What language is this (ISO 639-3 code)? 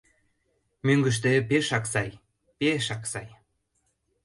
chm